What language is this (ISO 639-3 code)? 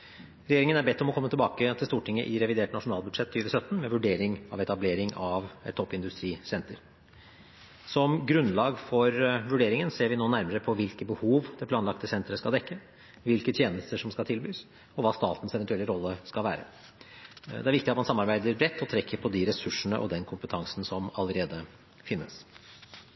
nob